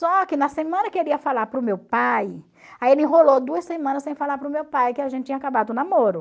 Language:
Portuguese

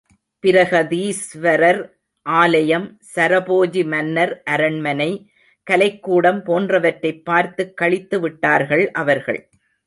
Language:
Tamil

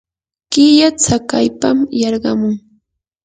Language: Yanahuanca Pasco Quechua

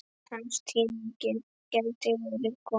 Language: Icelandic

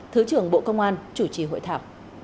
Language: Vietnamese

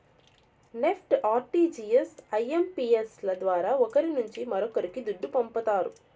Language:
Telugu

